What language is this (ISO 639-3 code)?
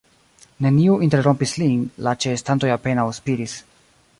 epo